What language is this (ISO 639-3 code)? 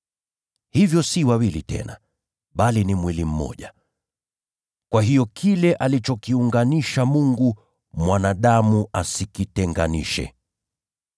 swa